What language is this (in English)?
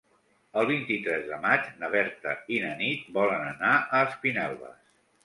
Catalan